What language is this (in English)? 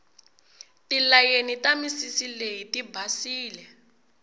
Tsonga